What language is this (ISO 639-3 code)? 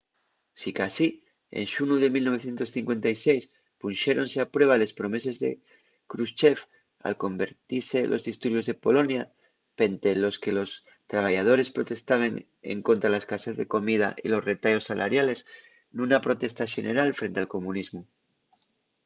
ast